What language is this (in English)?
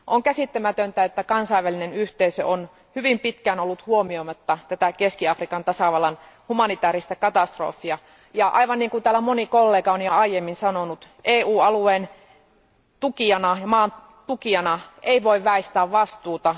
Finnish